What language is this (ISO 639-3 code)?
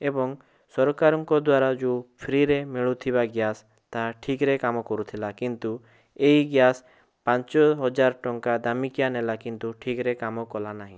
ori